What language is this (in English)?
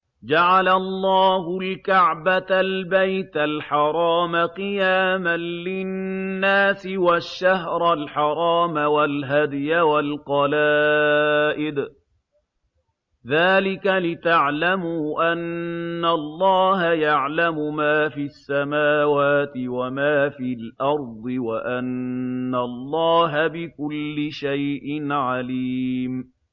Arabic